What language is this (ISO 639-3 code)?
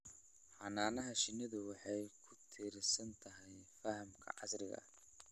som